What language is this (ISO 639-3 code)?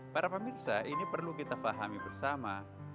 ind